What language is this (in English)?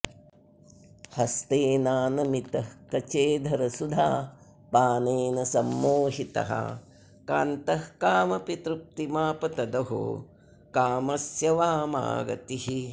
Sanskrit